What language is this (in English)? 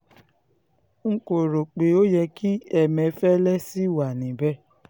Yoruba